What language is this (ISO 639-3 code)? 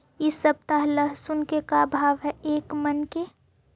mag